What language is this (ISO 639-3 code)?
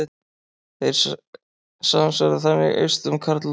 isl